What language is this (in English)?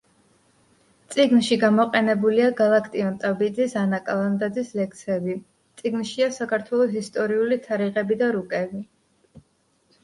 Georgian